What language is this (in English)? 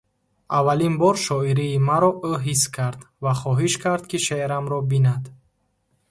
Tajik